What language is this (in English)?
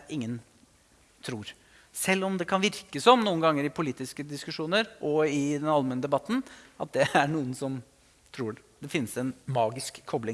Norwegian